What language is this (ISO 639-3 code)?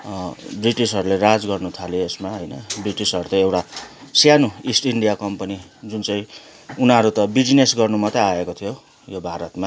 nep